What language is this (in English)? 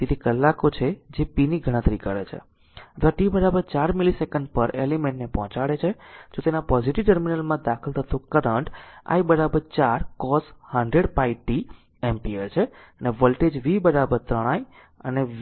Gujarati